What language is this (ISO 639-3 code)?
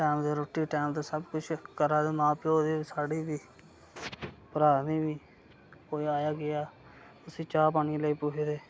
doi